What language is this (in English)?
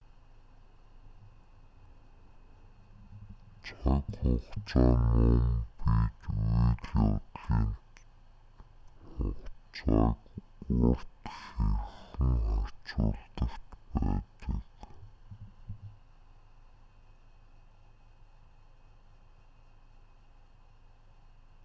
Mongolian